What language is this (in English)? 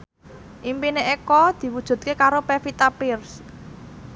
Javanese